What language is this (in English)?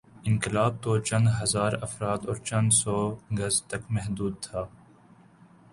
Urdu